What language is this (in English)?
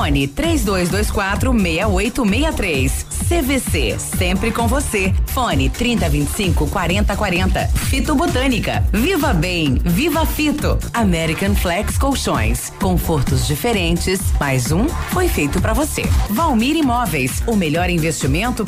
Portuguese